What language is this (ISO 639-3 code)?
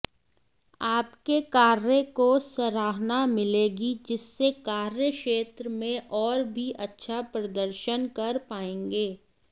hin